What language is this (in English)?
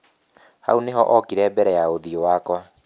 Kikuyu